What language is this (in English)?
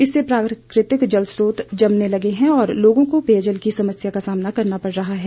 Hindi